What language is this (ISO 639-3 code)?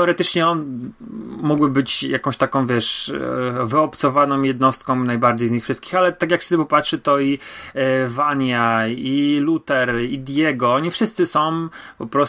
pol